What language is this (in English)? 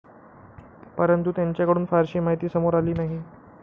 Marathi